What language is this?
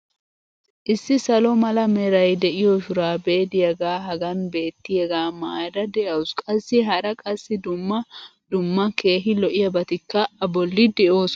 Wolaytta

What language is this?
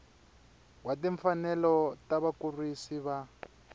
Tsonga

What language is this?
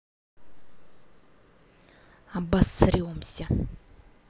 Russian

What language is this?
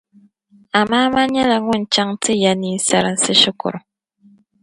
Dagbani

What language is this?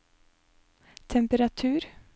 Norwegian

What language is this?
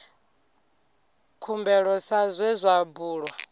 Venda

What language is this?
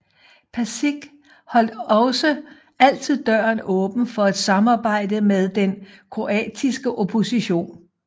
Danish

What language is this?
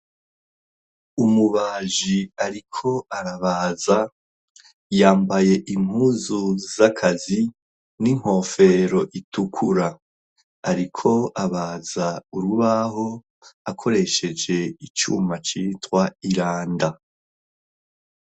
Rundi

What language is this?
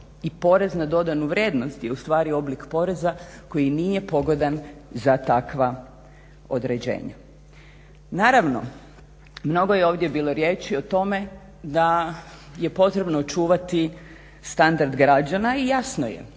Croatian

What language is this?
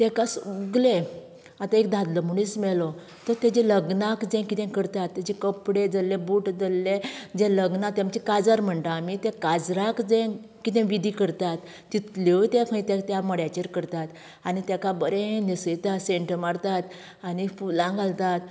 Konkani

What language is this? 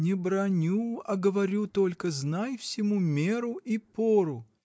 Russian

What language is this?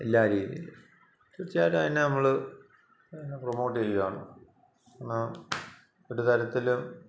Malayalam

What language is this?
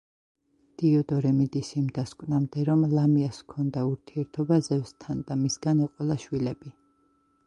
Georgian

